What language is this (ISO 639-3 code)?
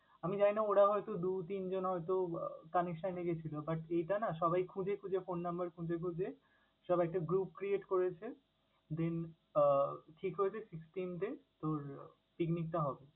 ben